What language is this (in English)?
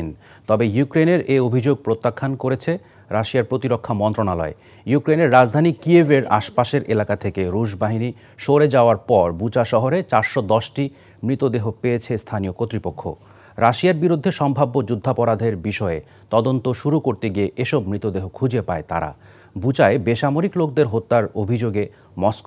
Polish